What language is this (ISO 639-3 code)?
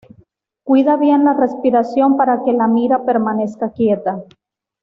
spa